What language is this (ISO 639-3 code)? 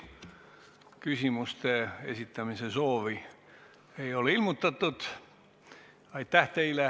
est